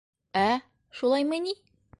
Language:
Bashkir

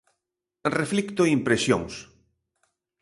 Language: Galician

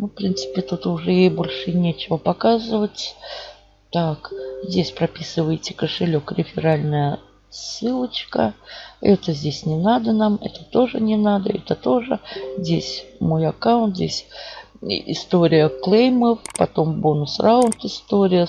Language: Russian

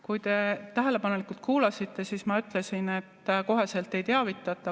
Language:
Estonian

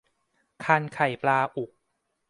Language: Thai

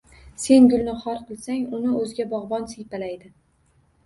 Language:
Uzbek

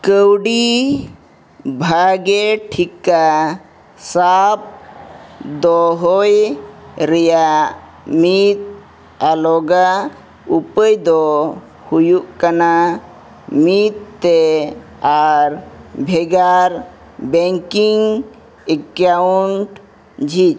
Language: Santali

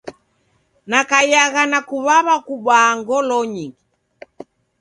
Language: Taita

